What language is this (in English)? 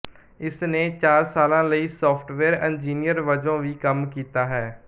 Punjabi